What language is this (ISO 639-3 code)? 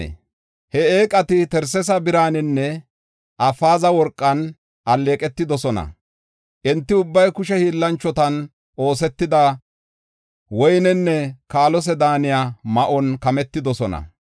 gof